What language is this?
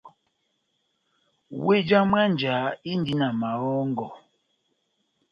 Batanga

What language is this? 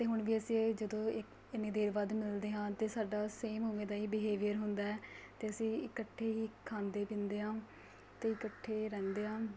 Punjabi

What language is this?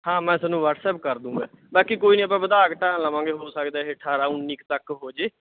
Punjabi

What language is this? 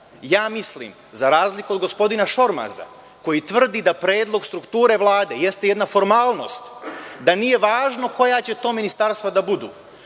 Serbian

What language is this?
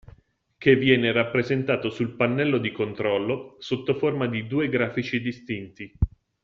Italian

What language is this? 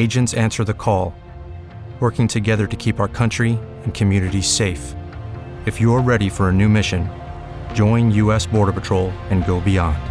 Italian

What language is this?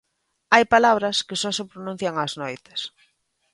Galician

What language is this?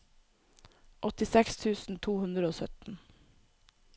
Norwegian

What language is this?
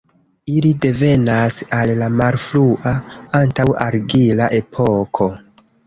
Esperanto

